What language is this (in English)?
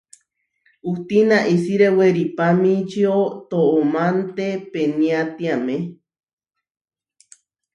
Huarijio